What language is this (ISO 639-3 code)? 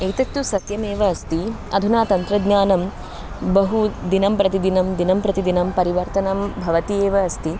san